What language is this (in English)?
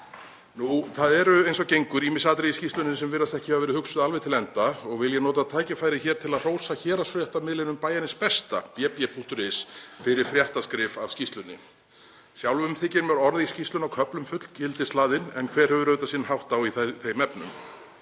Icelandic